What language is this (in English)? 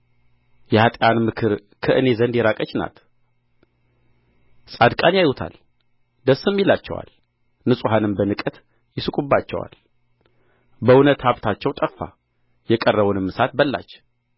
Amharic